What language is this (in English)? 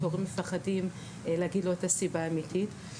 Hebrew